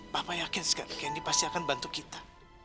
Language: Indonesian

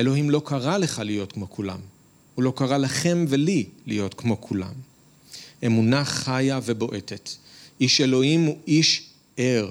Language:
Hebrew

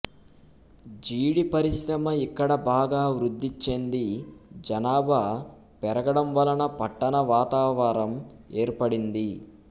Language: Telugu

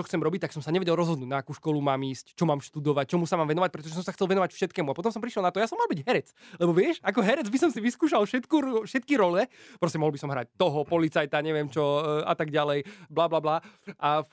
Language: Slovak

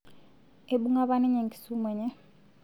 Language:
Masai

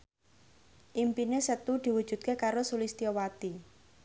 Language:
Javanese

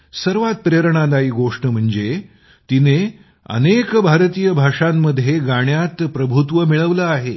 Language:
Marathi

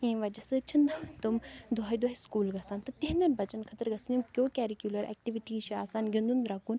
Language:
Kashmiri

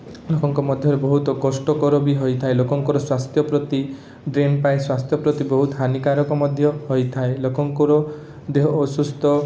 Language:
Odia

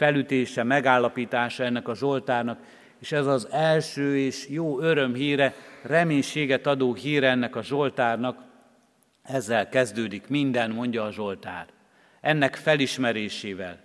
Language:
Hungarian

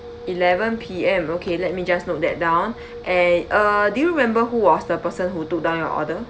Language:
English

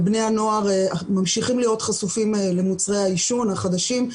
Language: Hebrew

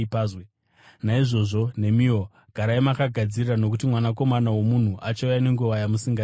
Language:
Shona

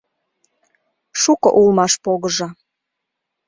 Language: Mari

